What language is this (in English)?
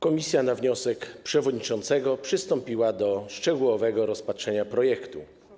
Polish